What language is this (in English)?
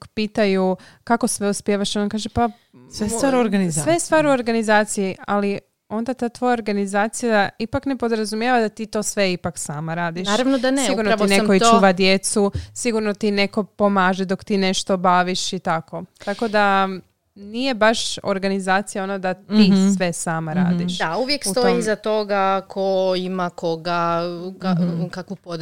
Croatian